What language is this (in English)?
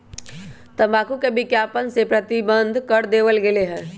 Magahi